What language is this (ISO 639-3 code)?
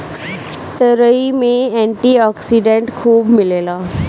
bho